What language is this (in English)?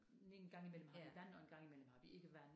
Danish